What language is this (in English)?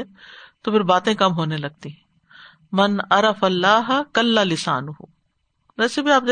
Urdu